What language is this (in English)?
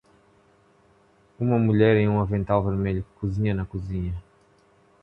Portuguese